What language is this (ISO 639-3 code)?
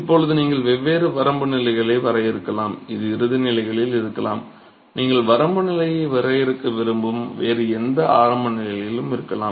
tam